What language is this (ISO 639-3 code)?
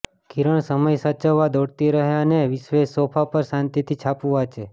guj